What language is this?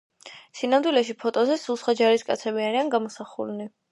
Georgian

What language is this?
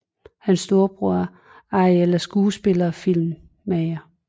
Danish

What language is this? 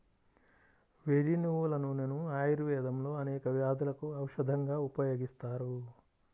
Telugu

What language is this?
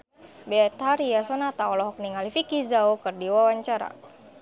Sundanese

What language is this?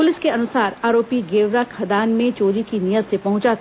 Hindi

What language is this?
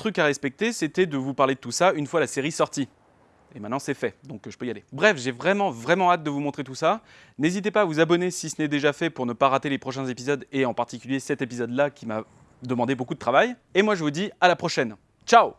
French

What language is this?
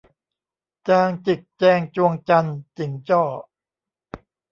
Thai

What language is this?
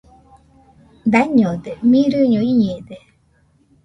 Nüpode Huitoto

